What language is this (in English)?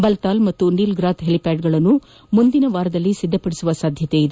Kannada